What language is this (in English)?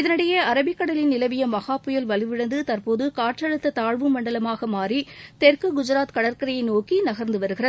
Tamil